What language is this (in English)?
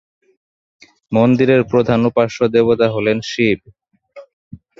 Bangla